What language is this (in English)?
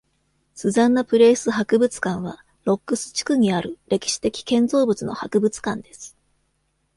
Japanese